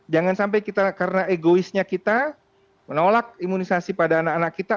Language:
Indonesian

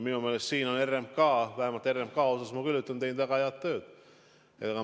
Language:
Estonian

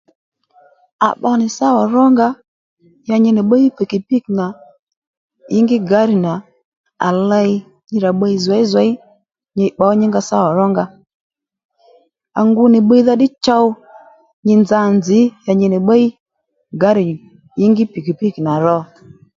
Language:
Lendu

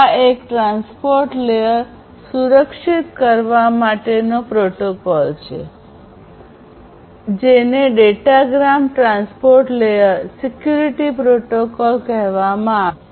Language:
Gujarati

